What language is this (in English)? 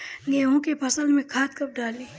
Bhojpuri